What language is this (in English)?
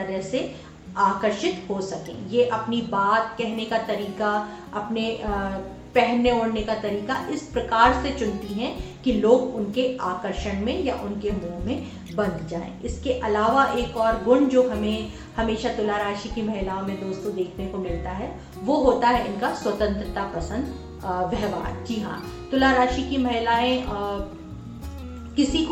Hindi